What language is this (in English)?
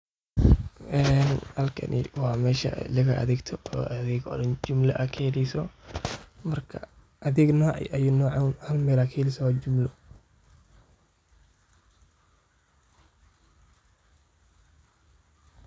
Somali